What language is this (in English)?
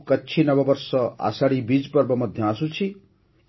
Odia